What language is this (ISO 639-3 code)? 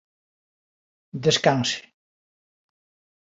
glg